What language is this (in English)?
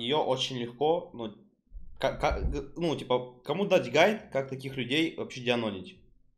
Russian